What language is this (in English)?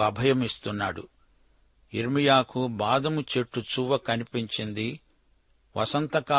Telugu